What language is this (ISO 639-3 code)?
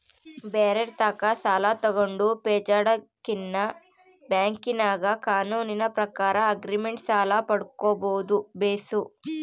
kan